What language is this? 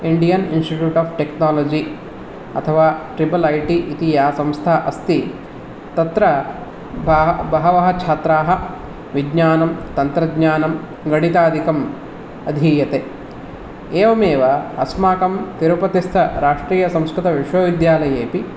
Sanskrit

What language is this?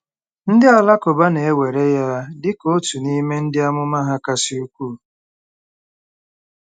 Igbo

